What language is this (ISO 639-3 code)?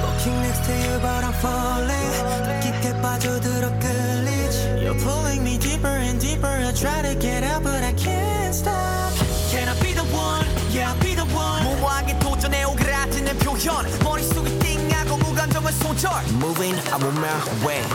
ita